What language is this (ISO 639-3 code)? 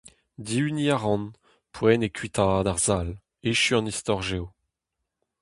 bre